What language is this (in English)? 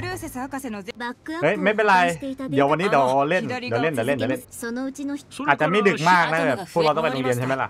Thai